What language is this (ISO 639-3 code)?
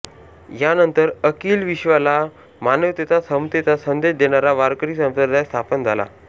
mar